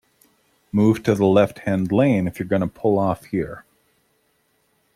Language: English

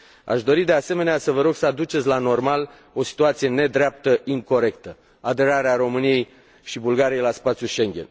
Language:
Romanian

